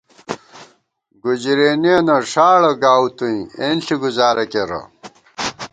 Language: Gawar-Bati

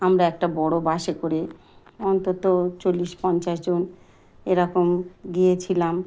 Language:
Bangla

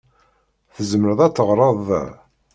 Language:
Kabyle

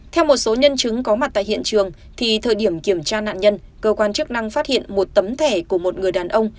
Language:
Vietnamese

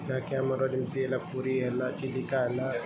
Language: Odia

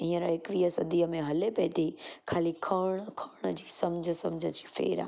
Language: Sindhi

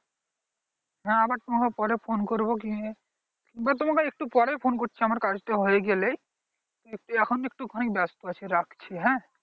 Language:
Bangla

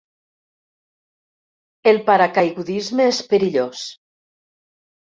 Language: Catalan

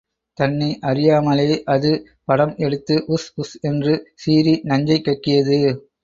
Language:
Tamil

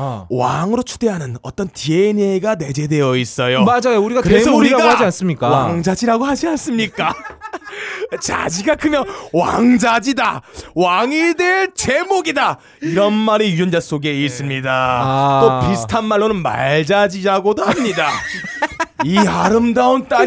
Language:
Korean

